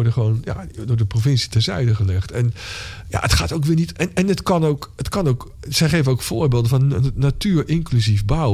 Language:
Dutch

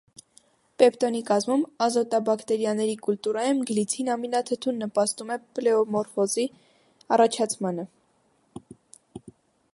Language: Armenian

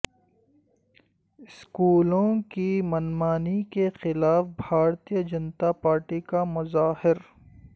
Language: Urdu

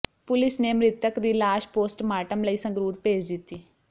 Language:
Punjabi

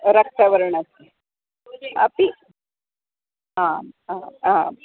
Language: Sanskrit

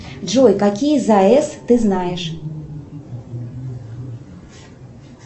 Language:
Russian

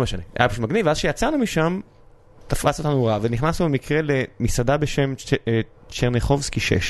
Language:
Hebrew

